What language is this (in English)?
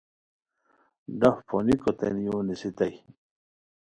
Khowar